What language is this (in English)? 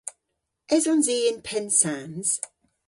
Cornish